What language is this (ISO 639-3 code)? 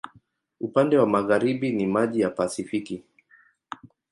swa